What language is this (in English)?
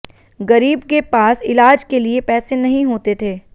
Hindi